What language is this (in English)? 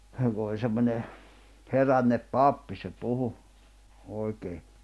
Finnish